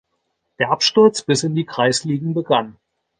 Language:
German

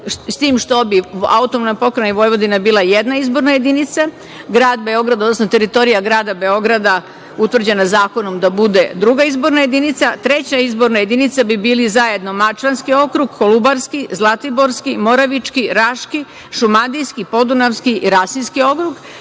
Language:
Serbian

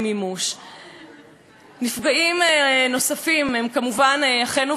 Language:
Hebrew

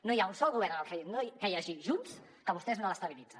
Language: Catalan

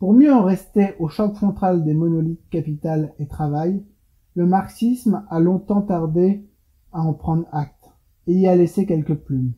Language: French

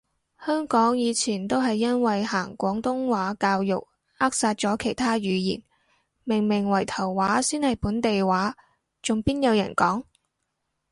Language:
Cantonese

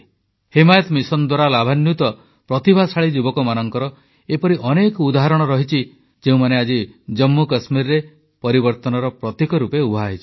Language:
Odia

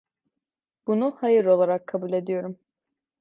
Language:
Turkish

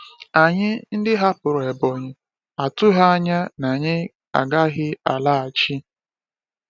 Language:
Igbo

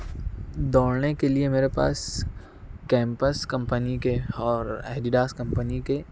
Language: Urdu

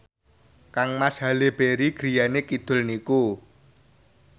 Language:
Javanese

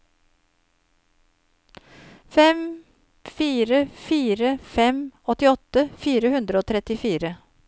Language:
Norwegian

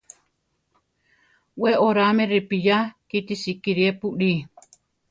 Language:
Central Tarahumara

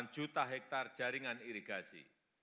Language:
Indonesian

